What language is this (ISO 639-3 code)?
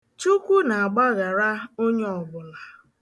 ibo